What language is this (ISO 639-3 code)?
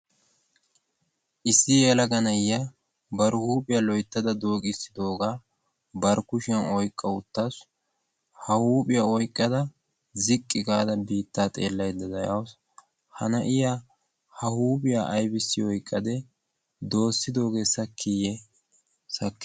wal